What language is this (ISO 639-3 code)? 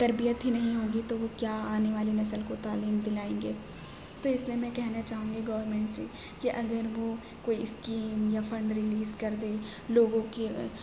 urd